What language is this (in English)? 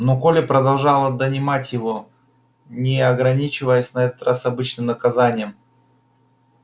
Russian